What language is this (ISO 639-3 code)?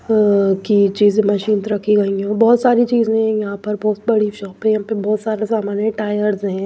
hin